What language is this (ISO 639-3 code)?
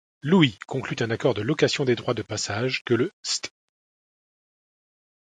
fra